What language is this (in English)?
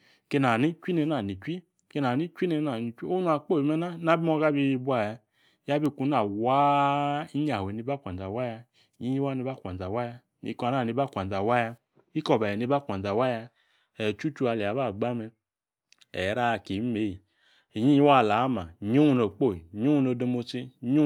Yace